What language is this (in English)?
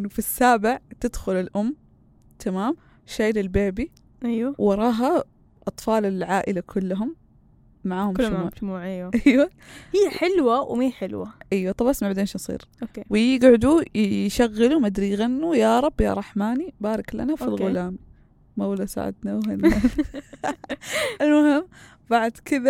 Arabic